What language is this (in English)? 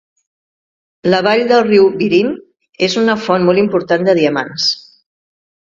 Catalan